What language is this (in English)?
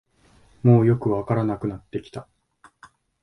Japanese